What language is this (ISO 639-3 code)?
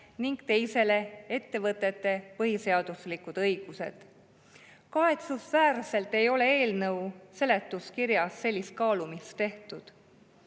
est